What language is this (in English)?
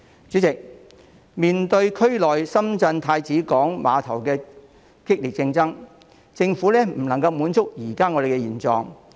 Cantonese